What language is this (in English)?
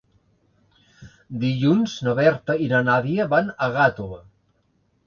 Catalan